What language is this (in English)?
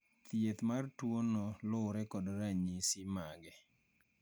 Luo (Kenya and Tanzania)